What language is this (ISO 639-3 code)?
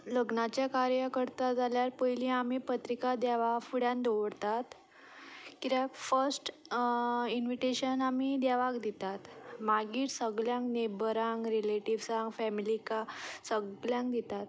kok